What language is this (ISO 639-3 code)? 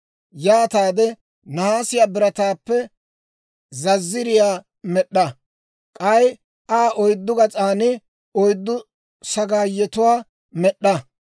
dwr